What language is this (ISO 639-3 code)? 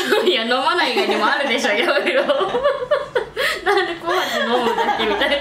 jpn